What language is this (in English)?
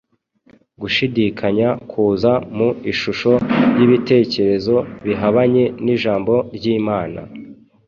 Kinyarwanda